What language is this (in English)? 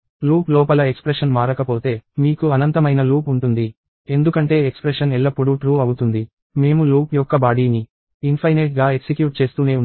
Telugu